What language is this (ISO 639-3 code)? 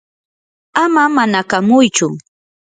qur